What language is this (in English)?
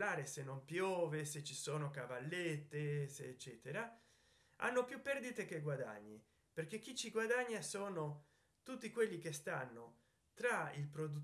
Italian